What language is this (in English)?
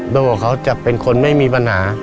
Thai